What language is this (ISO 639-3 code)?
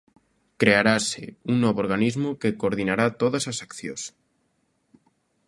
glg